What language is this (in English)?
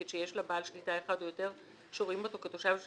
Hebrew